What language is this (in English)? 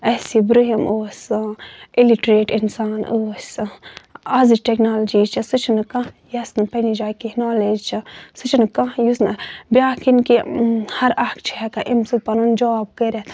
Kashmiri